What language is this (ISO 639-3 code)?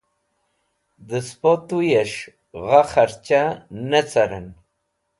wbl